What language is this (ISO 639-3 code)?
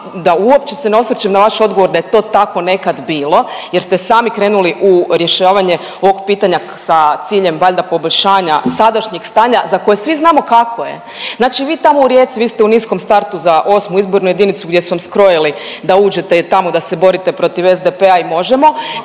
hrv